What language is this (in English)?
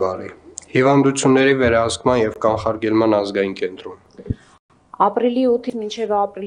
Turkish